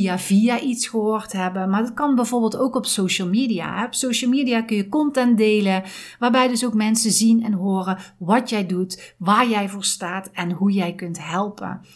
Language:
Dutch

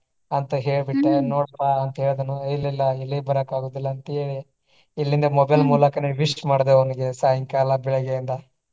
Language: Kannada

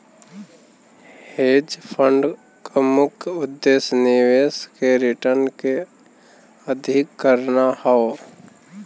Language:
Bhojpuri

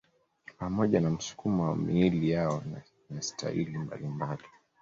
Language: Swahili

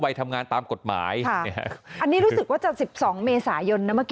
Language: Thai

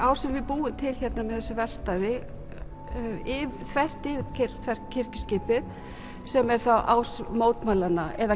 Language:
Icelandic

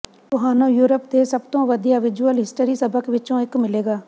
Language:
Punjabi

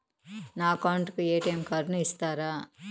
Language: Telugu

